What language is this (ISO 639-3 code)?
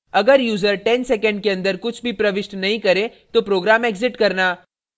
hin